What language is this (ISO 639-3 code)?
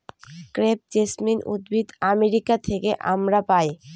ben